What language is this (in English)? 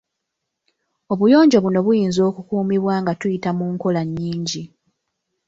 Ganda